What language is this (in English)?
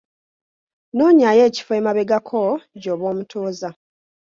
Ganda